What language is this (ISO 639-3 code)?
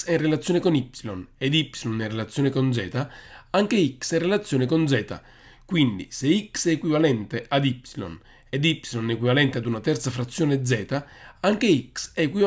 ita